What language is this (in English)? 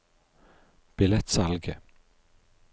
Norwegian